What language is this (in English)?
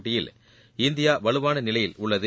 Tamil